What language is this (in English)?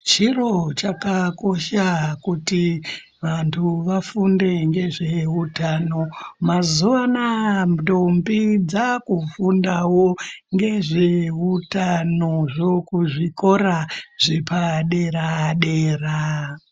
Ndau